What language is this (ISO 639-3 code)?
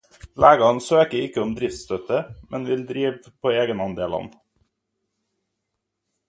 nob